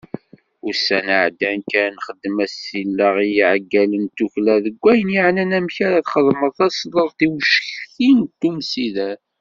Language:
Kabyle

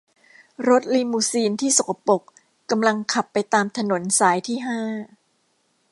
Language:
Thai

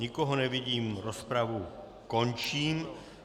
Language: Czech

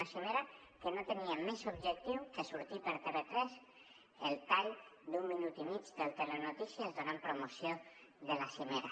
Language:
Catalan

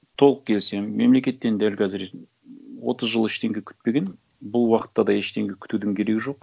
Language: Kazakh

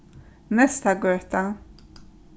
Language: Faroese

